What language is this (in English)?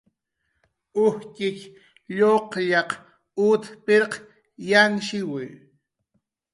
Jaqaru